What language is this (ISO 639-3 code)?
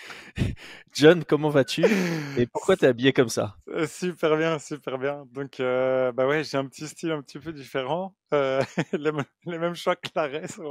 fra